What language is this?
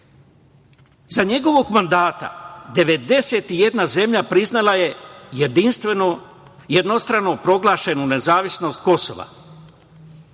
Serbian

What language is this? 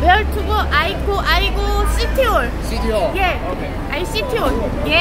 Korean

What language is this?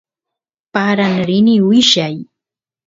Santiago del Estero Quichua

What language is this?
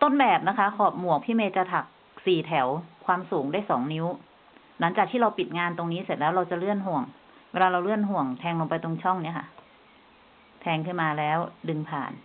Thai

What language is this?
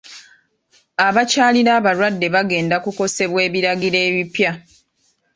Ganda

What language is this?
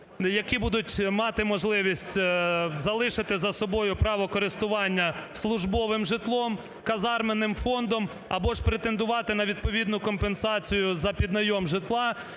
Ukrainian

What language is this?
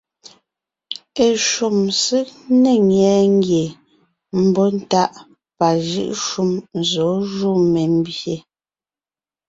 Ngiemboon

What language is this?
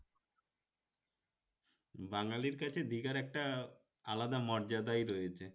Bangla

